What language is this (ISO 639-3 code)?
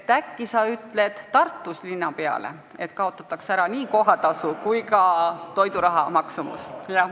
est